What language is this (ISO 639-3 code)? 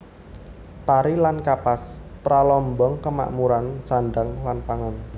jav